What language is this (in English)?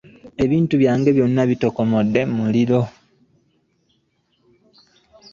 Ganda